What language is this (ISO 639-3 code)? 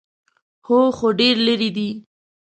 pus